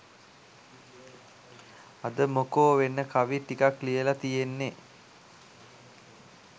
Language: Sinhala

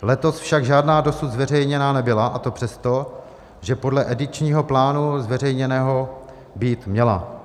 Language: Czech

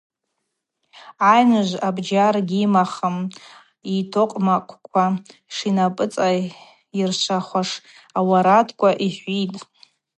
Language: Abaza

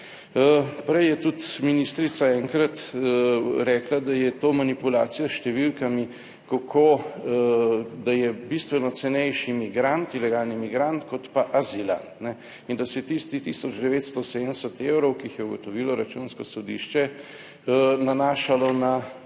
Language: Slovenian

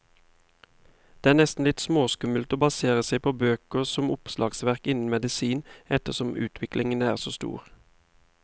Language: Norwegian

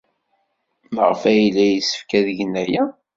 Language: Kabyle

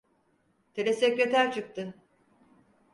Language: Turkish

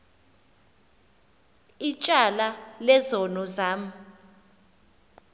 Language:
Xhosa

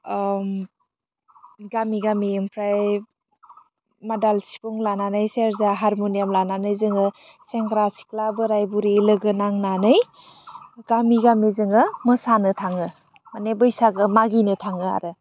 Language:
Bodo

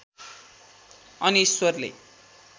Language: Nepali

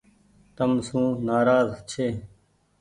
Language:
Goaria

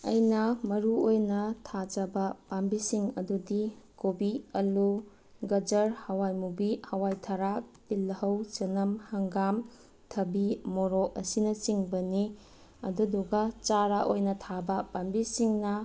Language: Manipuri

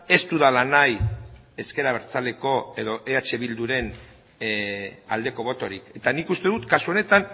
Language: Basque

